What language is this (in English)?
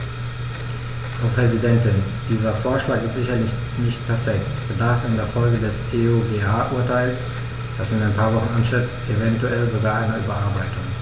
German